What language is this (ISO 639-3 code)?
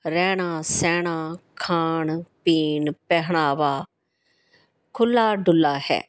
pan